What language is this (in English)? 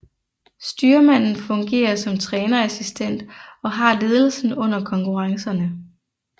Danish